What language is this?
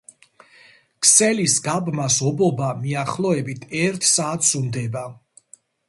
Georgian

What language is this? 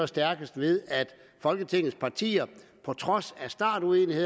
Danish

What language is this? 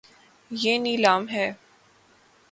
Urdu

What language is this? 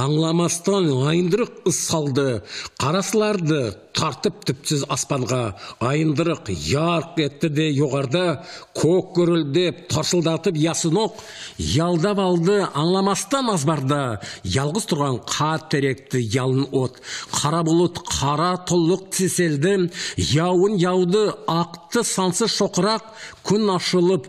Turkish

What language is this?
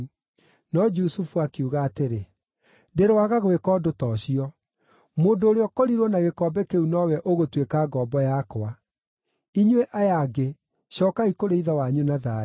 Kikuyu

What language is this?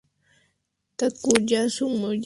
Spanish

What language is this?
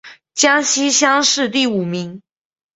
Chinese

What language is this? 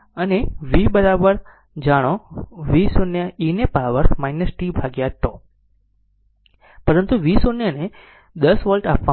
Gujarati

